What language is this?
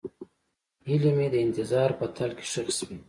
Pashto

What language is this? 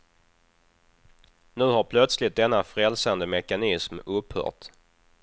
Swedish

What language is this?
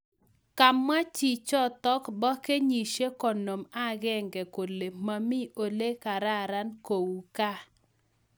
Kalenjin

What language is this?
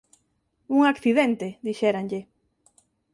Galician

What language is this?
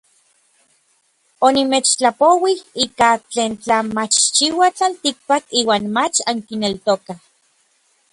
Orizaba Nahuatl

